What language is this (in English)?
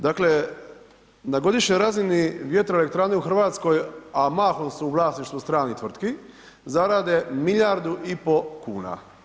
Croatian